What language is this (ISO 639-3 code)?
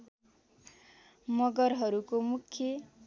nep